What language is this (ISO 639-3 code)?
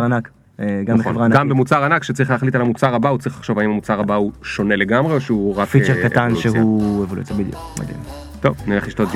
heb